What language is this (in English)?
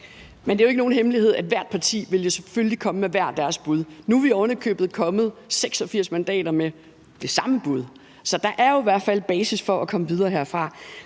Danish